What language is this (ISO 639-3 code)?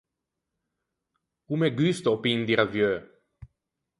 lij